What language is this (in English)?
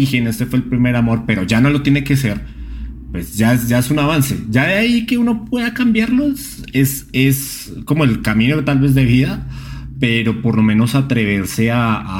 Spanish